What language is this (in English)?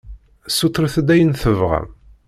Kabyle